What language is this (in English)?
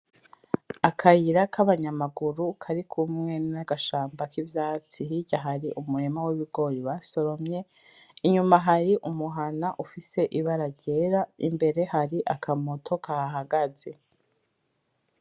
Rundi